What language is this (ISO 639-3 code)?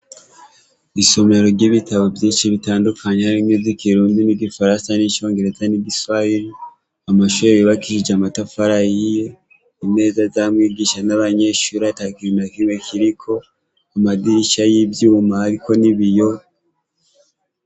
run